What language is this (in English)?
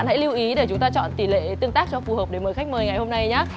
Vietnamese